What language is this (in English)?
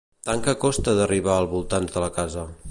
Catalan